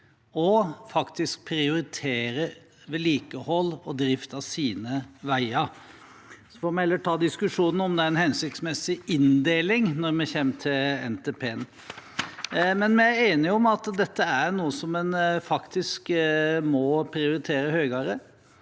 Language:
Norwegian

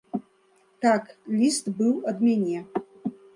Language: Belarusian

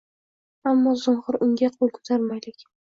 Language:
Uzbek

